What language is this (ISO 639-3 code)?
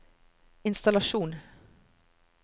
nor